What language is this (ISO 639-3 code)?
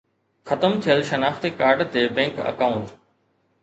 snd